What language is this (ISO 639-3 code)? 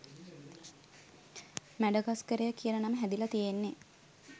sin